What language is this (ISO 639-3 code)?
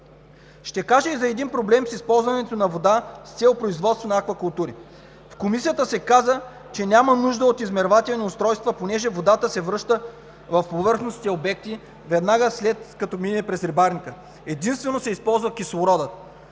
bul